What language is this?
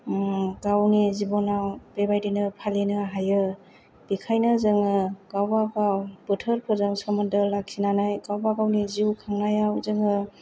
Bodo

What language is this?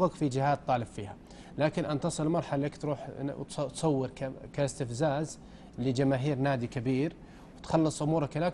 Arabic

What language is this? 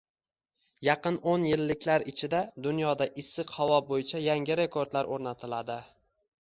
Uzbek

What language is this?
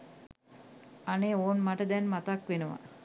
Sinhala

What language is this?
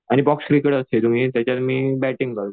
Marathi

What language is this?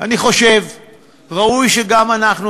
Hebrew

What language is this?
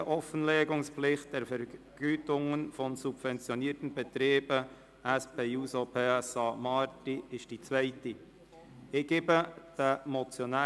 Swiss German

